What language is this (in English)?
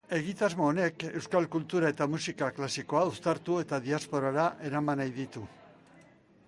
Basque